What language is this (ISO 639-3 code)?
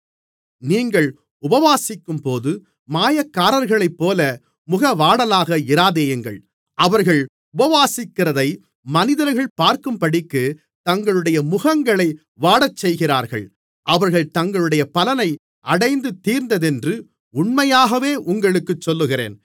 tam